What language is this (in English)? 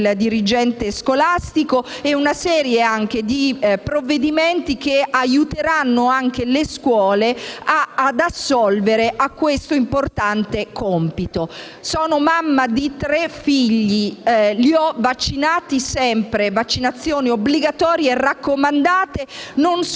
Italian